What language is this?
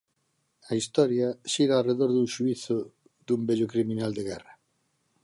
Galician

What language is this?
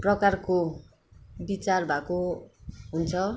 Nepali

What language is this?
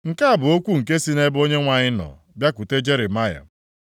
Igbo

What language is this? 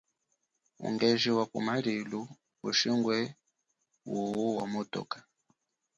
Chokwe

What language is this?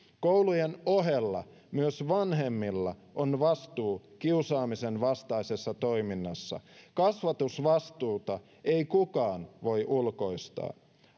Finnish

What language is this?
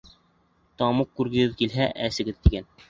Bashkir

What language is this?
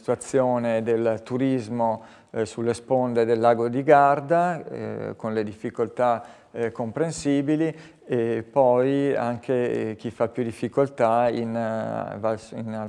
Italian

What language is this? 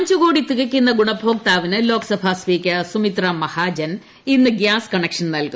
Malayalam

